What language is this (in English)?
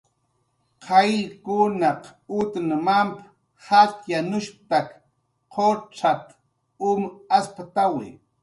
Jaqaru